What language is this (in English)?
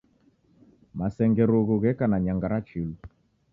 Taita